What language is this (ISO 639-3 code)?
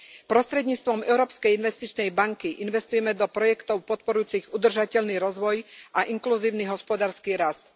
slk